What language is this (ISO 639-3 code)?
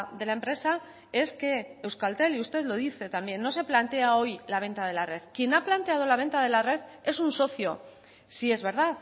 spa